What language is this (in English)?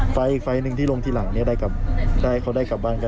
Thai